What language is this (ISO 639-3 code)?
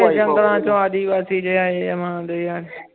pan